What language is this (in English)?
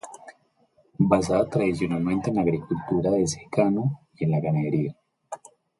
Spanish